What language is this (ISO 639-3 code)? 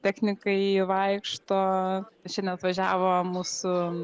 lit